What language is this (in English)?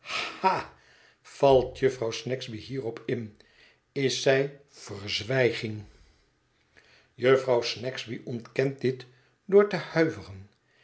Dutch